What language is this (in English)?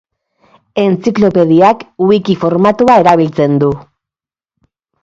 Basque